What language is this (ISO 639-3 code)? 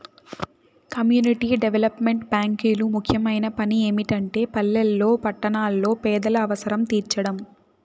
tel